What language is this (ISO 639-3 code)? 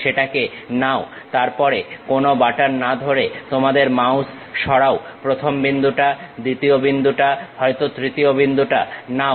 ben